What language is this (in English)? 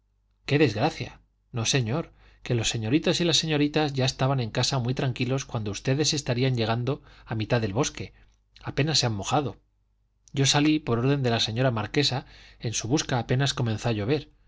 Spanish